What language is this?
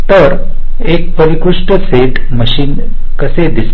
Marathi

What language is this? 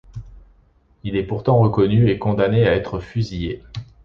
French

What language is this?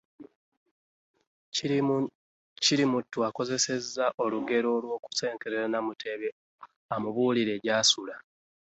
Ganda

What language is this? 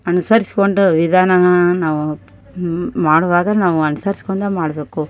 Kannada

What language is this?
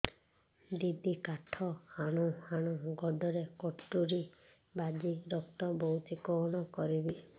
Odia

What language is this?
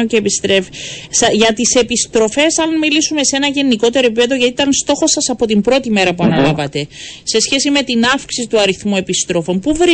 Greek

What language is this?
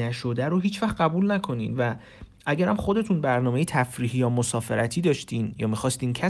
Persian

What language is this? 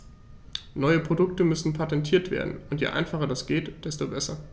German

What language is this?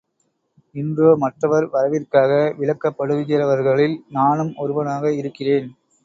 Tamil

